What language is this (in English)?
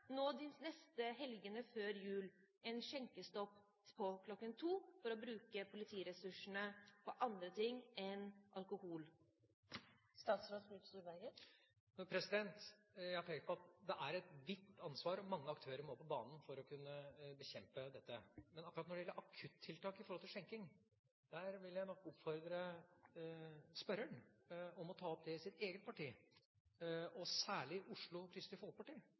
Norwegian